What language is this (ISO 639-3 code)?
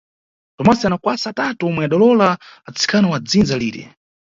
nyu